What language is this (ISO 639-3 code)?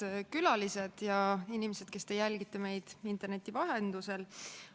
est